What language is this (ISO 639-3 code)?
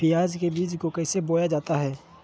mag